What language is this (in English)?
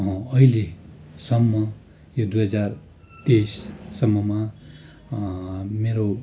Nepali